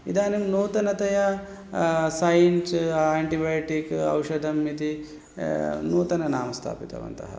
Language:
Sanskrit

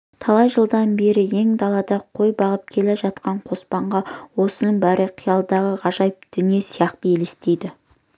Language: Kazakh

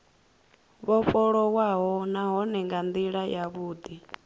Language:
Venda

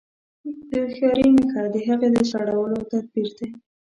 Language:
Pashto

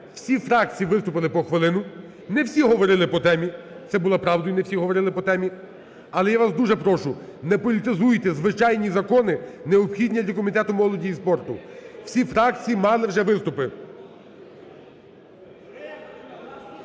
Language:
Ukrainian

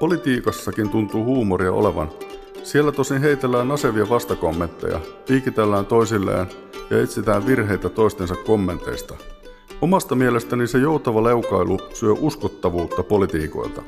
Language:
Finnish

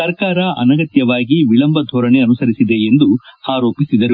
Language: Kannada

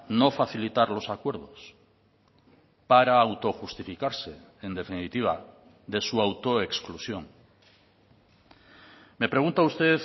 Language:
Spanish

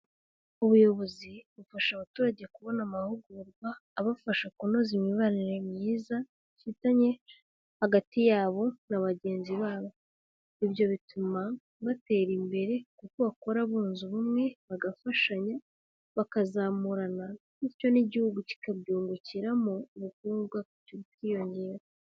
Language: Kinyarwanda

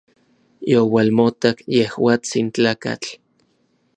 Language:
Orizaba Nahuatl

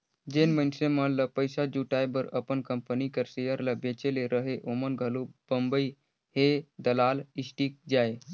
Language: Chhattisgarhi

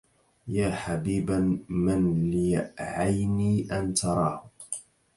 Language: Arabic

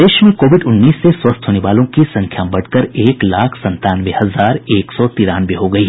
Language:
Hindi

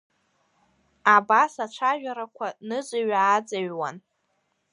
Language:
Abkhazian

